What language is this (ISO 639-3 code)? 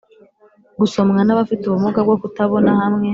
kin